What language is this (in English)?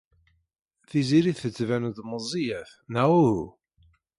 Kabyle